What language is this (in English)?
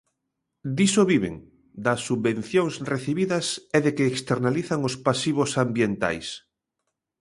Galician